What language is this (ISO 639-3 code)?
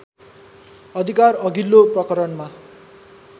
nep